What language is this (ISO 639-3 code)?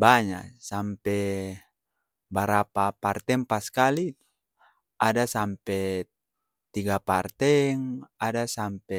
abs